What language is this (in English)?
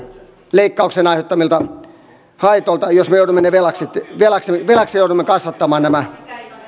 Finnish